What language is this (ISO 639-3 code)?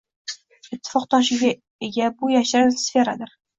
uzb